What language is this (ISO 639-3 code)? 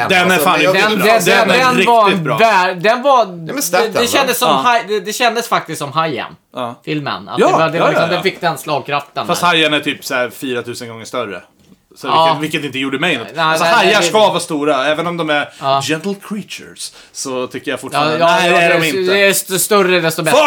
swe